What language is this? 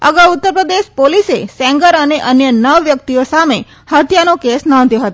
Gujarati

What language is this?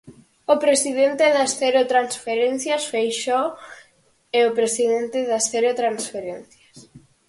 Galician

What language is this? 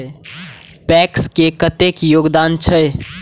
Maithili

